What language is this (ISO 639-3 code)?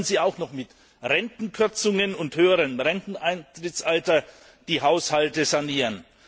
deu